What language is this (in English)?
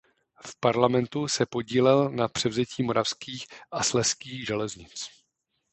Czech